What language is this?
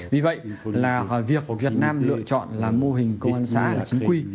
Vietnamese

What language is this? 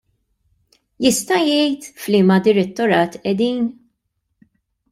Maltese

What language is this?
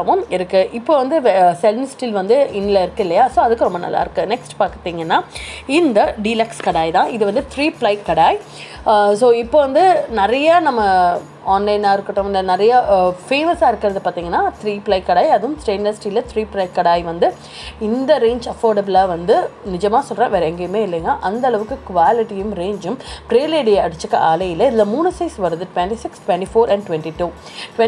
Tamil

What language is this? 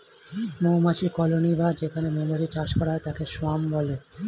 Bangla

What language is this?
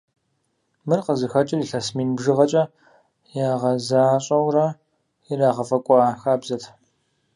Kabardian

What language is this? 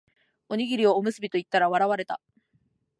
Japanese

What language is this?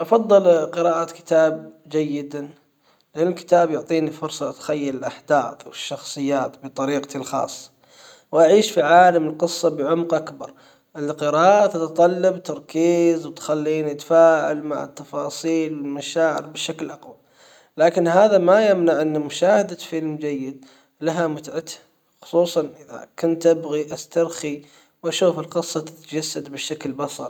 Hijazi Arabic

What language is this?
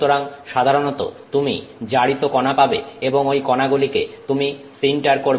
Bangla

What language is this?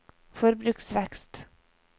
Norwegian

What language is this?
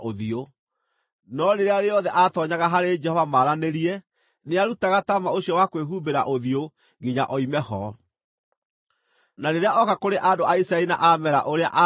Kikuyu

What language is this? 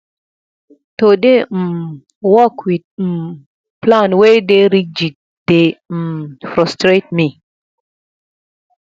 Nigerian Pidgin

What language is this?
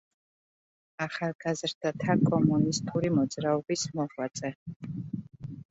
Georgian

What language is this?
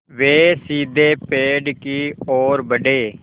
Hindi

